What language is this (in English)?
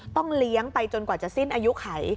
Thai